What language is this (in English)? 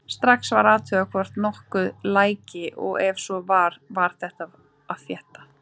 Icelandic